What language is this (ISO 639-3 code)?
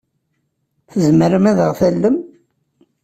kab